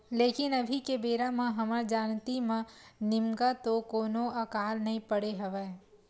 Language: Chhattisgarhi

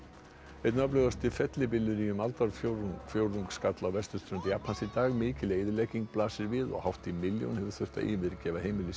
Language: Icelandic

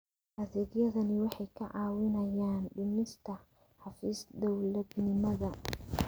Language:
Somali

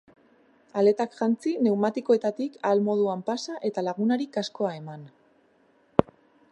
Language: Basque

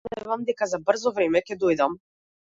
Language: Macedonian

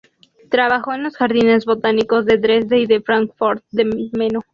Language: Spanish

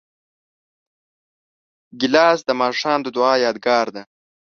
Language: Pashto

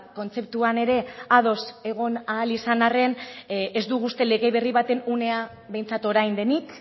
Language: Basque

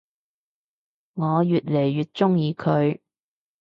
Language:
Cantonese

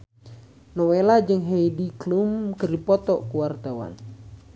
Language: Sundanese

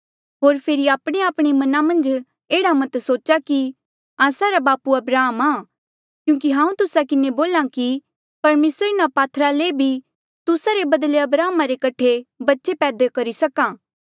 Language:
Mandeali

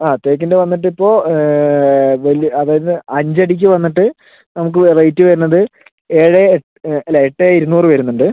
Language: Malayalam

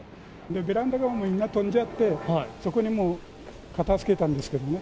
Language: Japanese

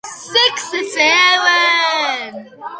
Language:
Georgian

